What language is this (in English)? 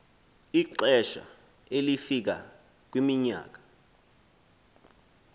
Xhosa